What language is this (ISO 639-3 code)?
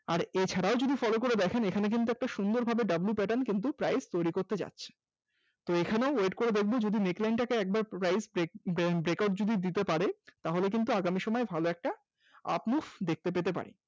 ben